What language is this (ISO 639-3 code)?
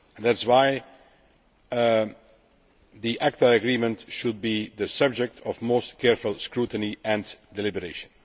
eng